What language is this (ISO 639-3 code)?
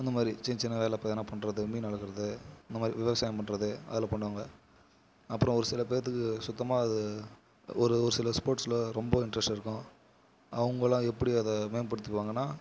tam